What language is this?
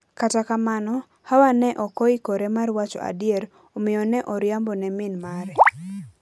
Luo (Kenya and Tanzania)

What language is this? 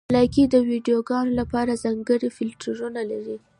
Pashto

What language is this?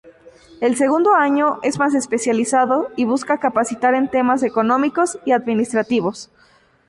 Spanish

